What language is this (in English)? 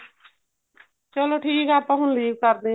Punjabi